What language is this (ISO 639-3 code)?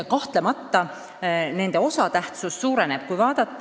est